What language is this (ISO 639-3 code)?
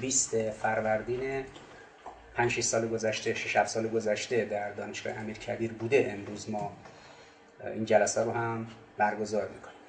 fas